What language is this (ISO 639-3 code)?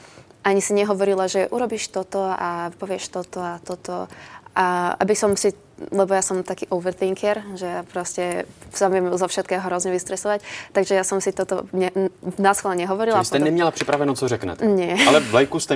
ces